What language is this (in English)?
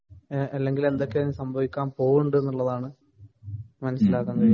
Malayalam